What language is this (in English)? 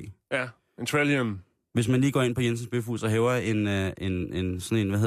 Danish